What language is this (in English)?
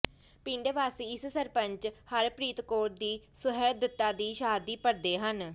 Punjabi